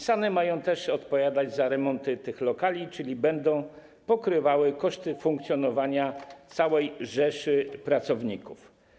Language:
Polish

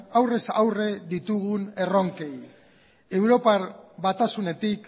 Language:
Basque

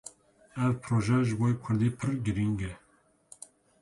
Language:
Kurdish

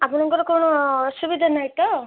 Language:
Odia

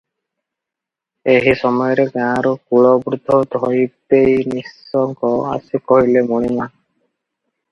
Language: Odia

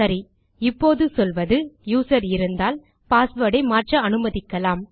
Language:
Tamil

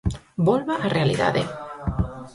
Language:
Galician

